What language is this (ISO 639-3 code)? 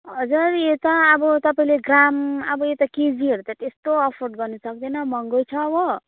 nep